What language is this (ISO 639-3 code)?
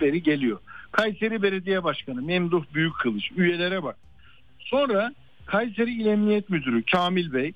tur